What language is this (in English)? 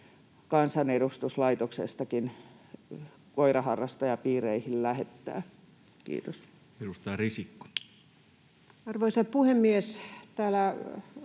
Finnish